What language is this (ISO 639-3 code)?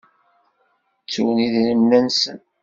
kab